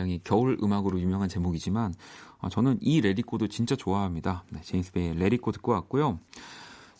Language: Korean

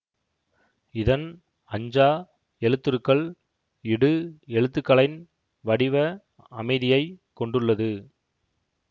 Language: Tamil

